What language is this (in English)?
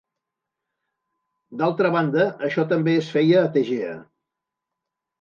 Catalan